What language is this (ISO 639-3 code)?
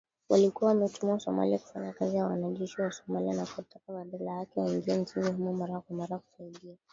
swa